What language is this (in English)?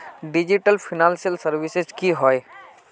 Magahi